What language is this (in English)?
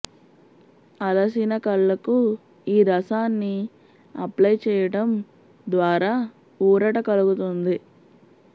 Telugu